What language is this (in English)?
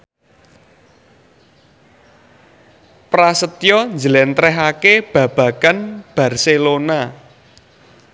Javanese